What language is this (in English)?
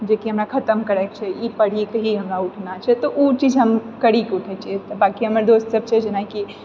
Maithili